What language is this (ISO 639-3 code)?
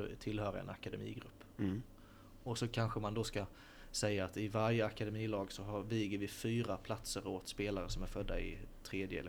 swe